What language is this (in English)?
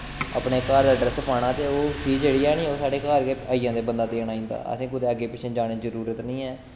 Dogri